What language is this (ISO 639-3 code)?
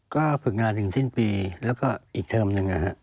tha